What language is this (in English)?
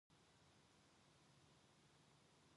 Korean